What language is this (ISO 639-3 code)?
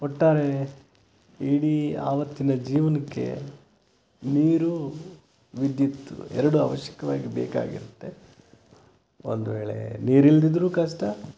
kan